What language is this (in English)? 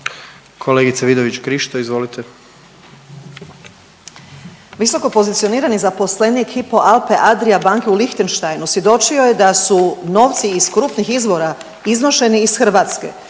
Croatian